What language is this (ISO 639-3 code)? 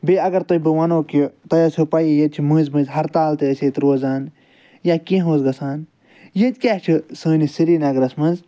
kas